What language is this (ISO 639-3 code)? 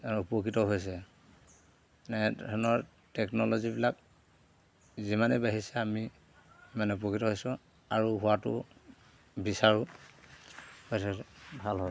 asm